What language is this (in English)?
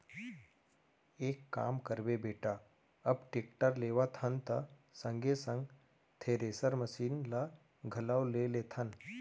Chhattisgarhi